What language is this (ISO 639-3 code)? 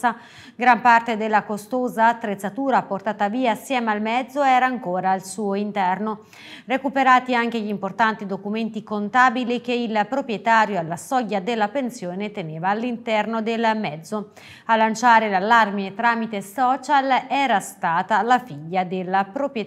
ita